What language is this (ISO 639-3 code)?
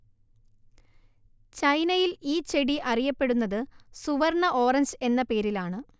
mal